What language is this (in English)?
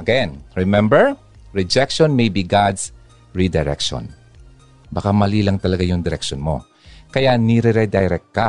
Filipino